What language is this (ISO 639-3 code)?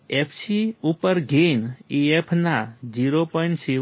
guj